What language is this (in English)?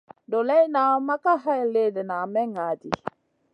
Masana